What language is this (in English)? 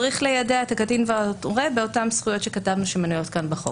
Hebrew